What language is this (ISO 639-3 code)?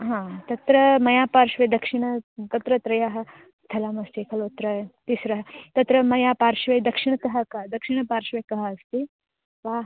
san